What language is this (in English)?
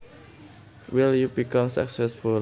Javanese